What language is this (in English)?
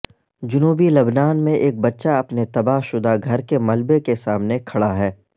Urdu